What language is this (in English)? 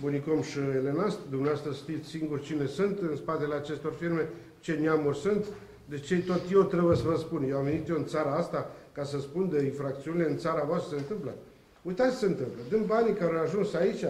Romanian